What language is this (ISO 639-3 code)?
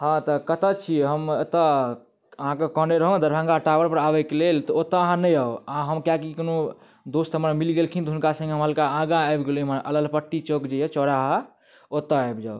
mai